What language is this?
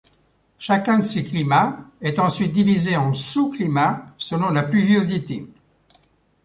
French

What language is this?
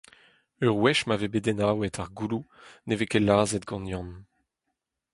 Breton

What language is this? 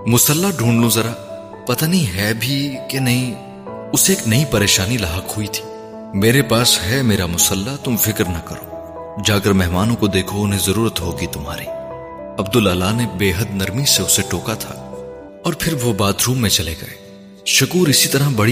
Urdu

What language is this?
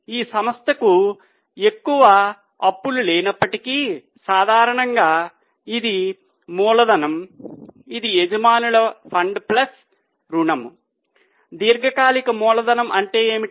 Telugu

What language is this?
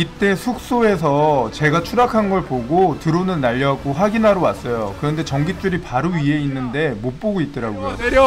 Korean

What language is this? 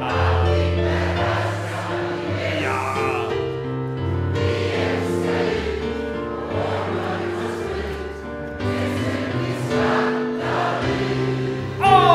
Swedish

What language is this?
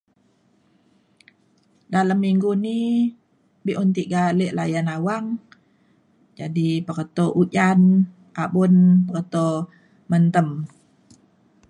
Mainstream Kenyah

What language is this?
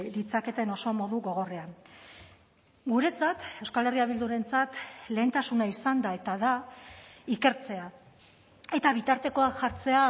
Basque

